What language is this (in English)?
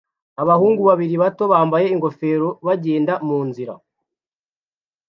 Kinyarwanda